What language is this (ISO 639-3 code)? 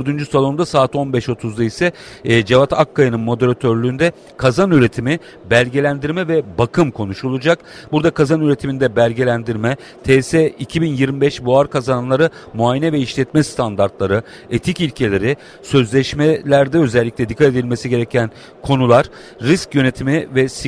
tur